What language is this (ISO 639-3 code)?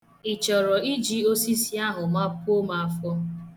ibo